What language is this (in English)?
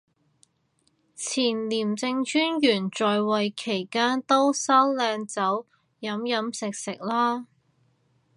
Cantonese